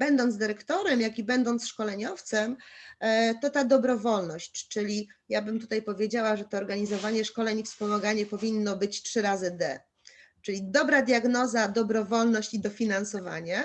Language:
Polish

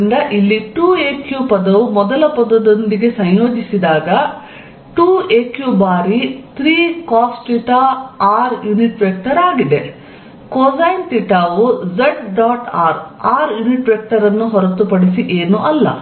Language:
Kannada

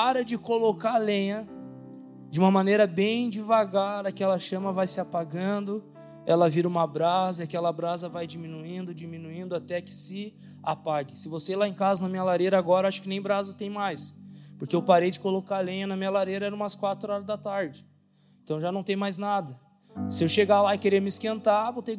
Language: Portuguese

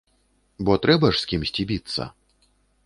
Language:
Belarusian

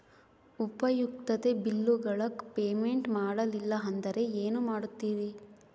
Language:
Kannada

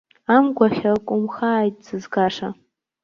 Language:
Abkhazian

